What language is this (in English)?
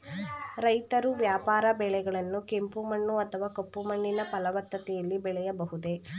Kannada